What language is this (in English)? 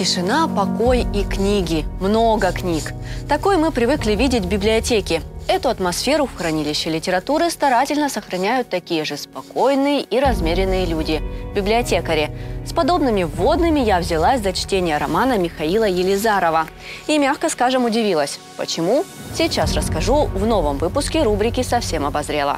Russian